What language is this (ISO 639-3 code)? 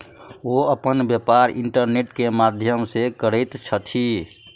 mai